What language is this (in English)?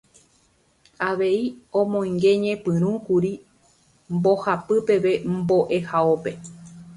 Guarani